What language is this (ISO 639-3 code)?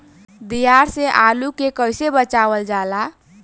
bho